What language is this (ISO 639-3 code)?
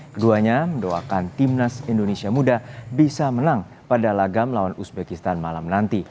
ind